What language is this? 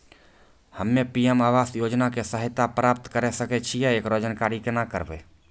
Maithili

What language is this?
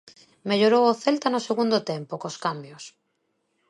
Galician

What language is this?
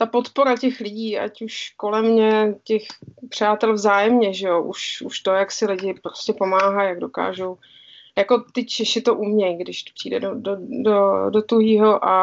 Czech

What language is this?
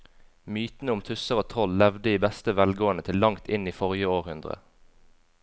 Norwegian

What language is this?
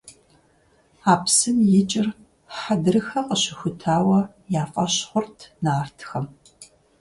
Kabardian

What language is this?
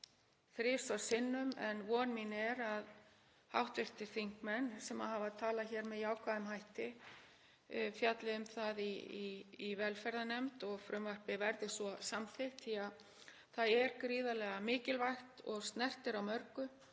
Icelandic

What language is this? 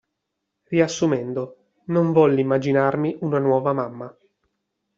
Italian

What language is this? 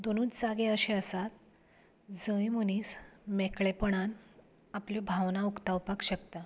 Konkani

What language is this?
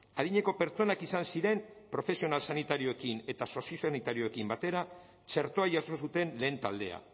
Basque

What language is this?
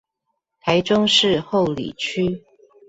Chinese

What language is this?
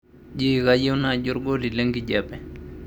Masai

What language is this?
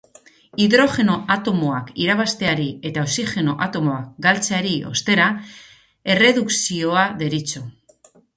Basque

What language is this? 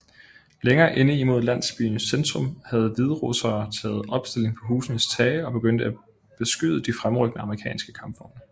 Danish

